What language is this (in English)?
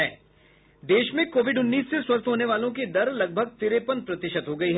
Hindi